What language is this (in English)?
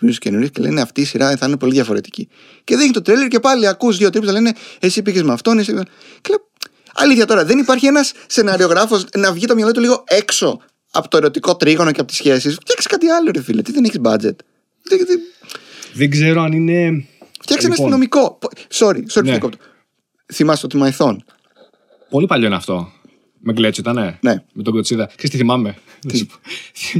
Greek